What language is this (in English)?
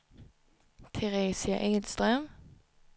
Swedish